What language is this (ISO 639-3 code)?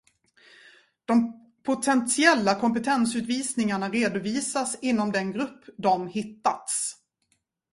swe